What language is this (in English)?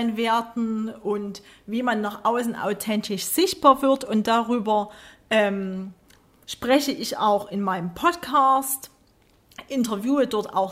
German